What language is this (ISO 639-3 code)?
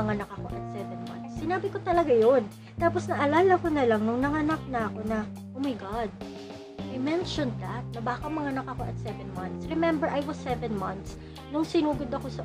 fil